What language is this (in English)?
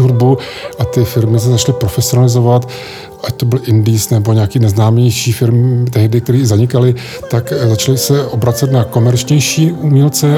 Czech